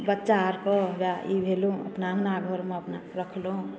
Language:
Maithili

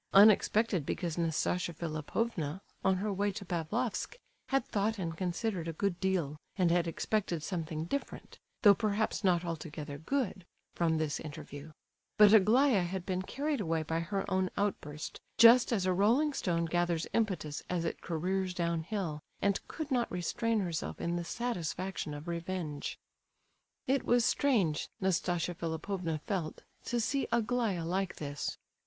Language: English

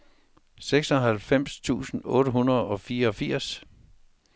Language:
Danish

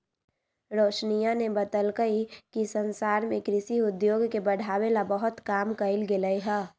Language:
Magahi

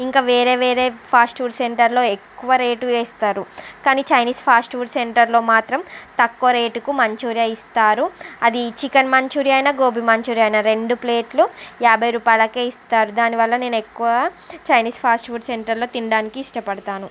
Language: Telugu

